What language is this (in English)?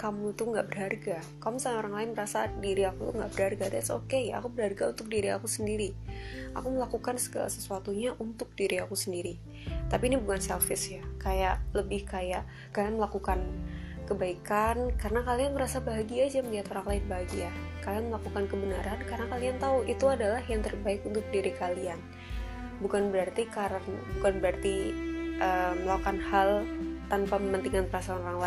Indonesian